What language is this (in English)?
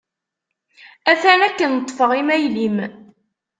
Kabyle